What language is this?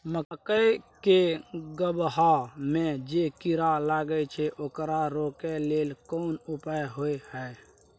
Maithili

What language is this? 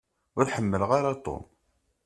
Kabyle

